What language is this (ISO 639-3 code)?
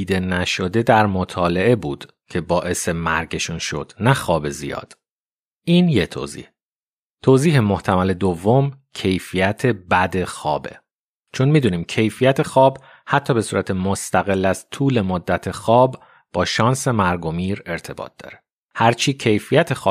fas